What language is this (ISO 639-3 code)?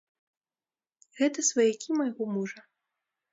bel